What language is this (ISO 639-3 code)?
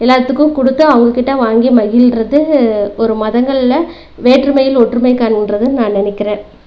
tam